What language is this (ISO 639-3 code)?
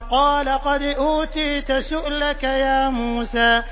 ara